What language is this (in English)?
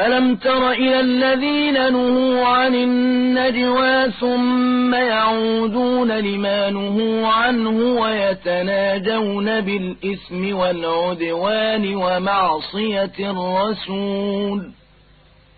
Arabic